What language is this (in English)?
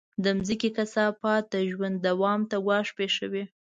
Pashto